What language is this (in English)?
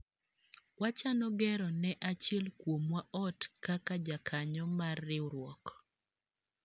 Luo (Kenya and Tanzania)